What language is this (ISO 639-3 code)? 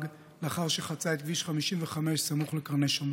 heb